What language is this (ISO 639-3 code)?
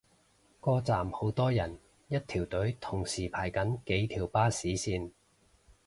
yue